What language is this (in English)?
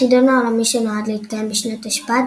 Hebrew